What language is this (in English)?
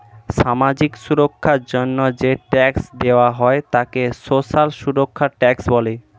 Bangla